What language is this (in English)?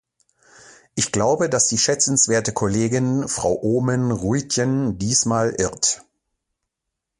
German